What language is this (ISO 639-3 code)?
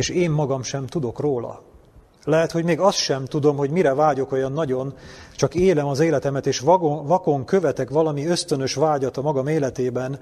hun